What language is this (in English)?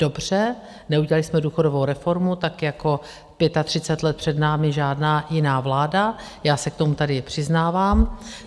Czech